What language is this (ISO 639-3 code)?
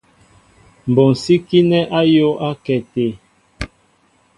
mbo